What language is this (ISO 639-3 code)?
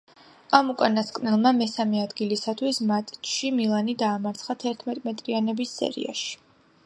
kat